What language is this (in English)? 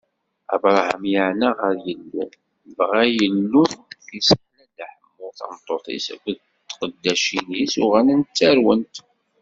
Kabyle